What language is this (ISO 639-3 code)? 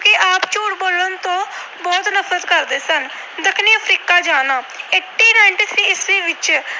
pan